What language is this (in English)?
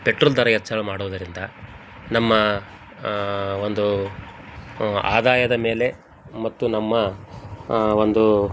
Kannada